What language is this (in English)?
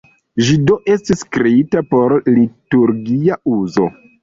Esperanto